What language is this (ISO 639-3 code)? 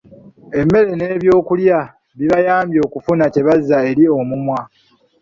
lug